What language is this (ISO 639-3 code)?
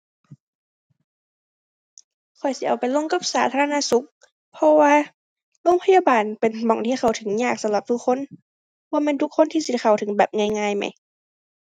tha